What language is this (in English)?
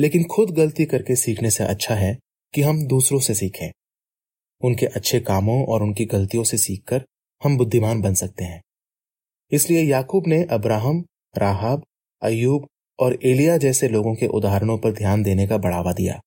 Hindi